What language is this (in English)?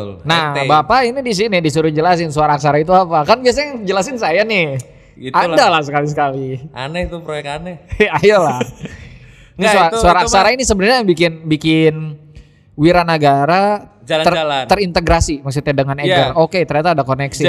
Indonesian